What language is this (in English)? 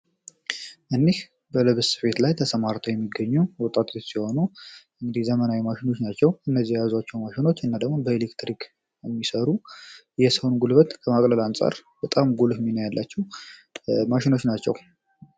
Amharic